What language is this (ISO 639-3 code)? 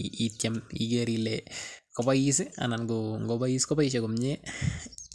kln